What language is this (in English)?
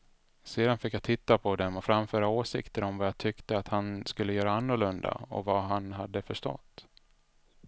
Swedish